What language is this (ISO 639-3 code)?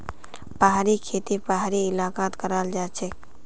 mag